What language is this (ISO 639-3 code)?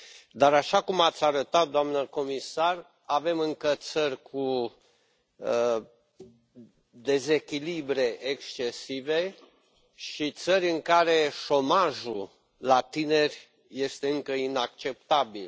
ron